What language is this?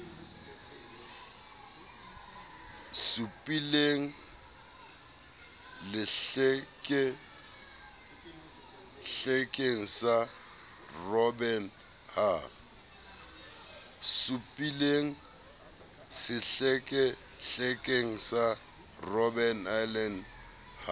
Southern Sotho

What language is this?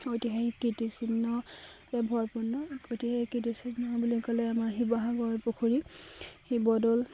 Assamese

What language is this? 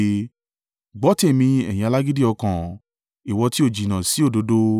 Yoruba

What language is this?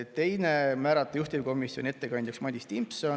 Estonian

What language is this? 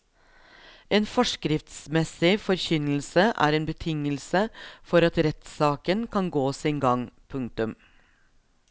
Norwegian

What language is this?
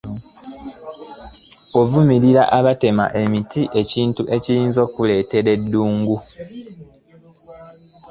Ganda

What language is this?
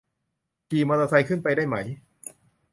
Thai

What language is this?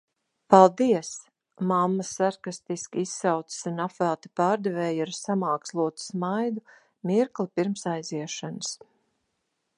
Latvian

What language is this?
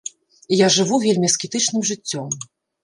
Belarusian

